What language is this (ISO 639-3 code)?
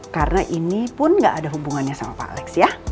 ind